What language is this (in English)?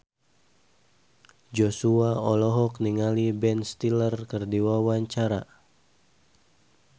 Sundanese